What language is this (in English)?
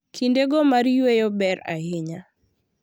Luo (Kenya and Tanzania)